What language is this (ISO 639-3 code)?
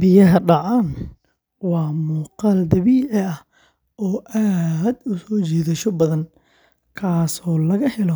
som